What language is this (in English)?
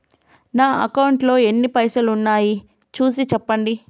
Telugu